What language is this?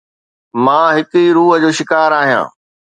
Sindhi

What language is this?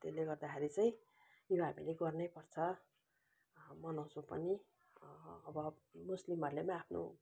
Nepali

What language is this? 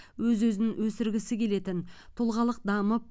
Kazakh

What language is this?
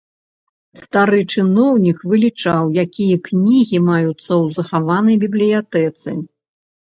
Belarusian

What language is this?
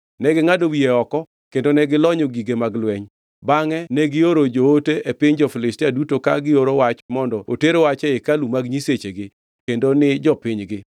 Luo (Kenya and Tanzania)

